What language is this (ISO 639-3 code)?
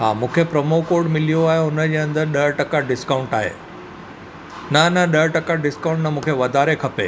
snd